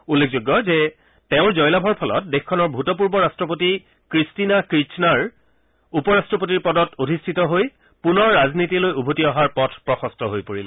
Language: Assamese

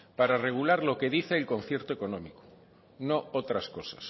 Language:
Spanish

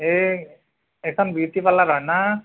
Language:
Assamese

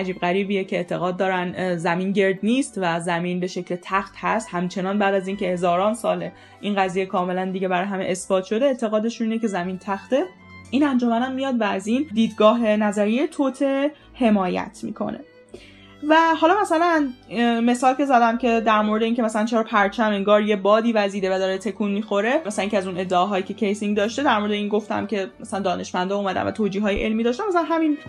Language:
Persian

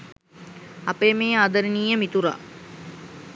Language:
Sinhala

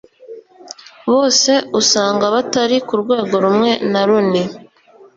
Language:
Kinyarwanda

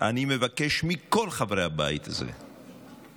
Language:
Hebrew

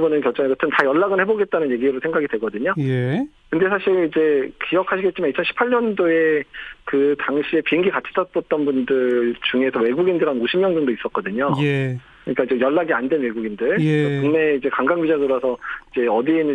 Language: Korean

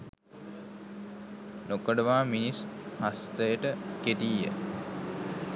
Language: Sinhala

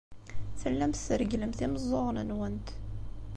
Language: Kabyle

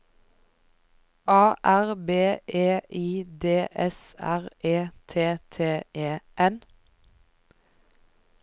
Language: Norwegian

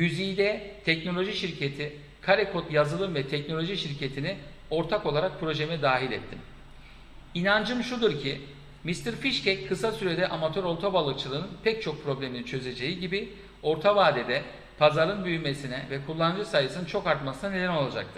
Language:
Turkish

